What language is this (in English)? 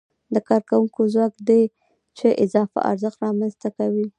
Pashto